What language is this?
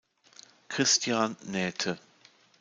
German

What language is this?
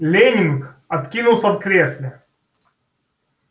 Russian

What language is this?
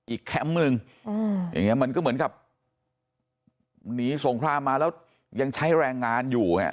Thai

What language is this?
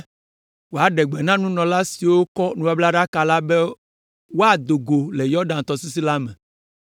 Ewe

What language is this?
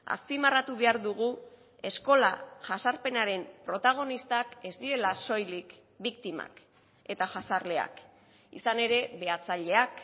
Basque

